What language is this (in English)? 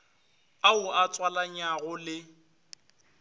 Northern Sotho